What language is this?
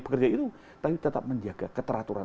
Indonesian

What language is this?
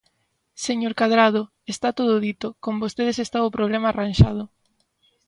Galician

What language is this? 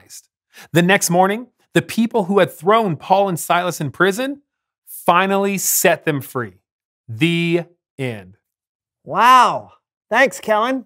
English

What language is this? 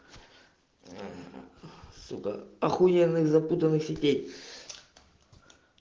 Russian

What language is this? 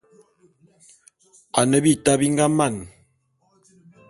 Bulu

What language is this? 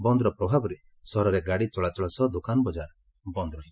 Odia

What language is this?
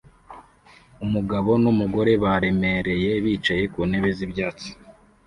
Kinyarwanda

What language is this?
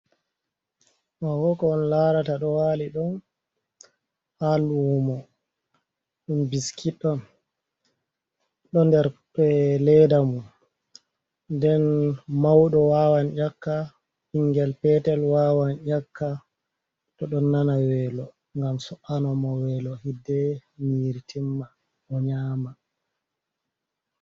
Fula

